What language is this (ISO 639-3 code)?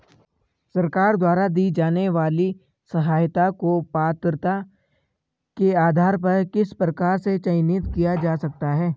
hin